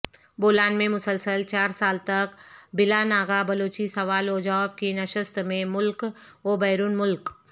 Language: Urdu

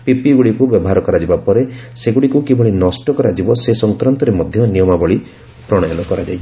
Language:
Odia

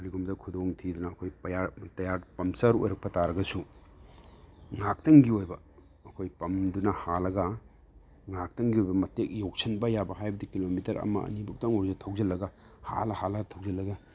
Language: Manipuri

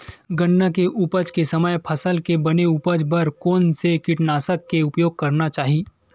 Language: Chhattisgarhi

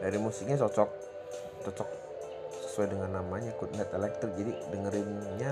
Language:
Indonesian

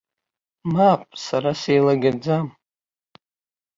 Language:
Abkhazian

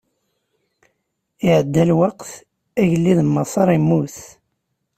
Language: Kabyle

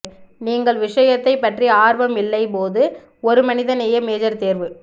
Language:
Tamil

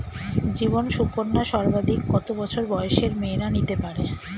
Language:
Bangla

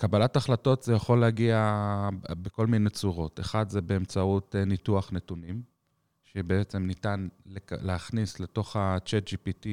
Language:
Hebrew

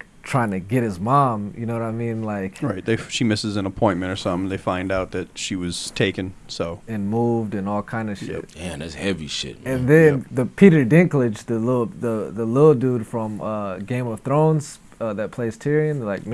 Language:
English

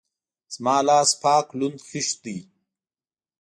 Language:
Pashto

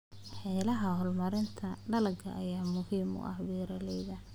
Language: Somali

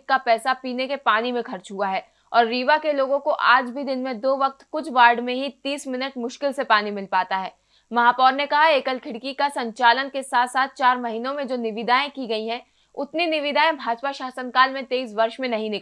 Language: Hindi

